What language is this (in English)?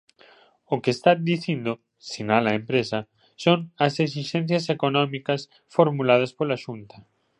Galician